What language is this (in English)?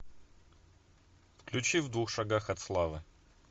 Russian